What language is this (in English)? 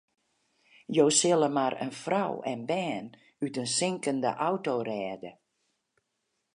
Western Frisian